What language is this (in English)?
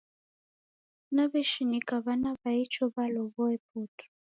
Taita